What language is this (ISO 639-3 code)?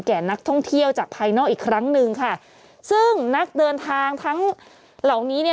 tha